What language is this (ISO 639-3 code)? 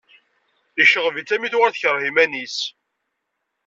kab